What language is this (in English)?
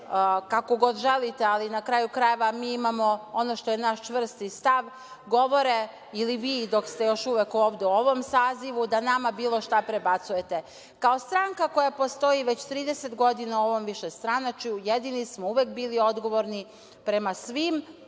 Serbian